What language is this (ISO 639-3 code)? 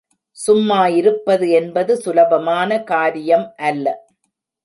tam